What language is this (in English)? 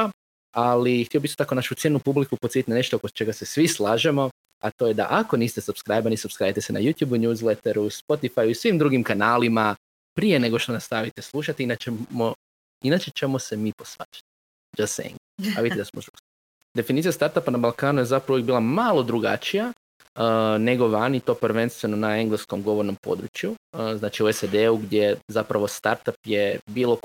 Croatian